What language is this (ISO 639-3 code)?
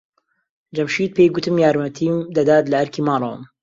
ckb